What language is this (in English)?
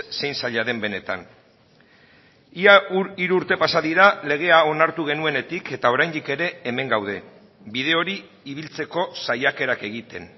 Basque